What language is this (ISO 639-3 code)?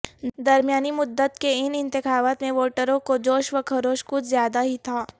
urd